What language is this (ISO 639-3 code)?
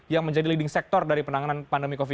ind